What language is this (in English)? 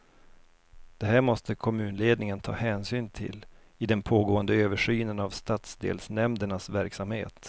Swedish